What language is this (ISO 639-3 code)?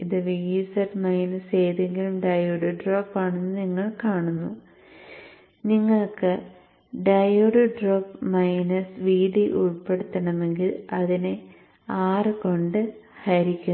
mal